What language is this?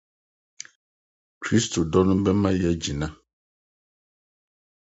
Akan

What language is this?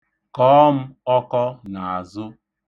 Igbo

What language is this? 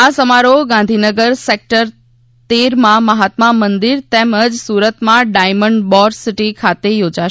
Gujarati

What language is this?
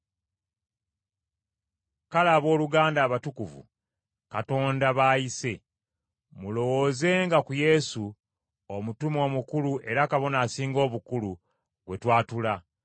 Ganda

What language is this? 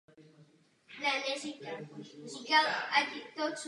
Czech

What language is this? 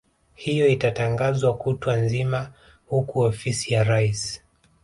Swahili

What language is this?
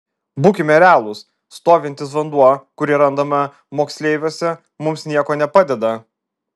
Lithuanian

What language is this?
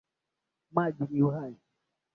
Swahili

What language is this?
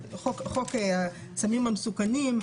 Hebrew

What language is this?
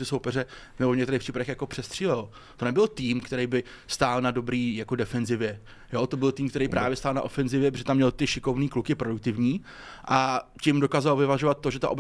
Czech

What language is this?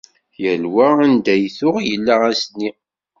Kabyle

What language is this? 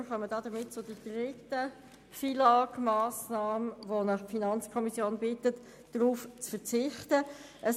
Swiss German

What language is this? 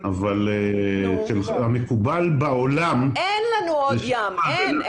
Hebrew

